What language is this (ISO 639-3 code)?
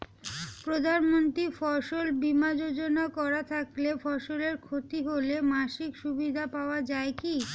ben